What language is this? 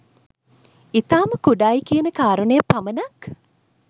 Sinhala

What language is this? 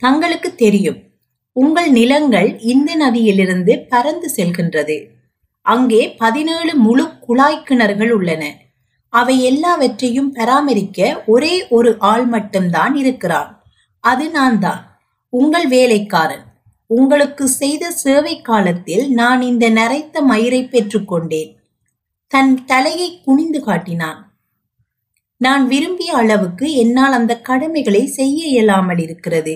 Tamil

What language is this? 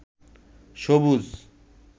Bangla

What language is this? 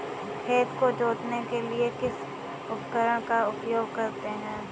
Hindi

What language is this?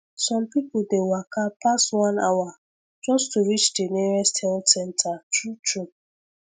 Nigerian Pidgin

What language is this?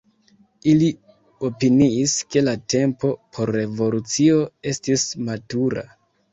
Esperanto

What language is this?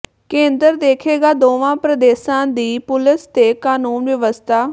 Punjabi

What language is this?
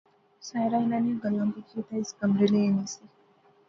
Pahari-Potwari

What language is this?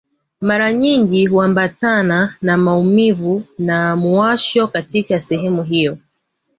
Swahili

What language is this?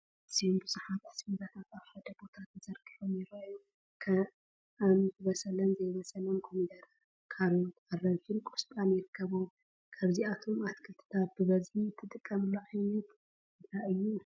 Tigrinya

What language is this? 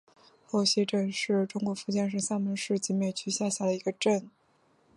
Chinese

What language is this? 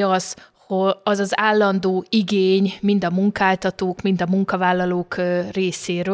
Hungarian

